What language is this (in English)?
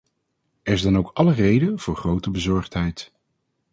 Dutch